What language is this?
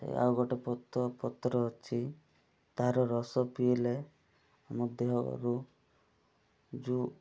Odia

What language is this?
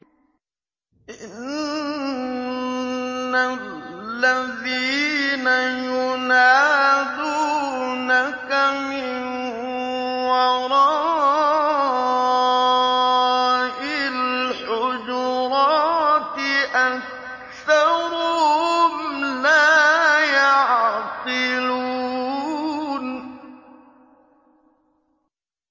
Arabic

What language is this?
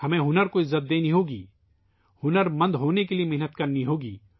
Urdu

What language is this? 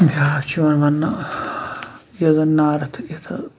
Kashmiri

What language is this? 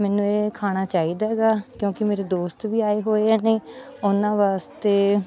Punjabi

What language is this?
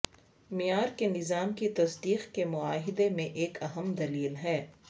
Urdu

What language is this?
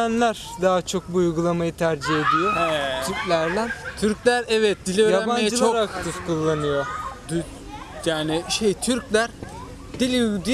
Turkish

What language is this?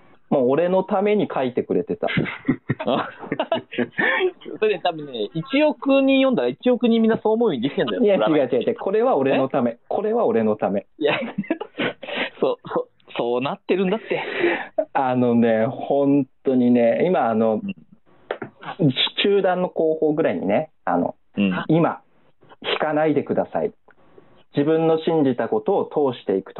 Japanese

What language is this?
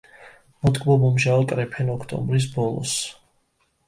Georgian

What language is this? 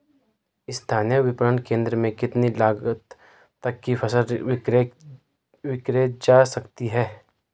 Hindi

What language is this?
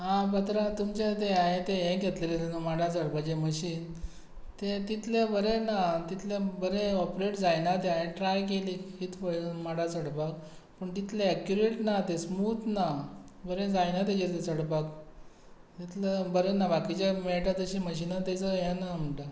Konkani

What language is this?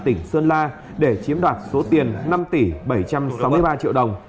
Vietnamese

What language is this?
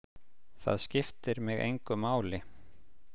Icelandic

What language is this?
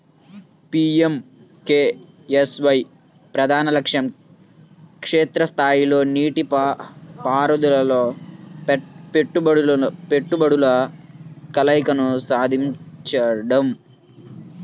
Telugu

